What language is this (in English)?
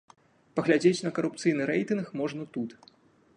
Belarusian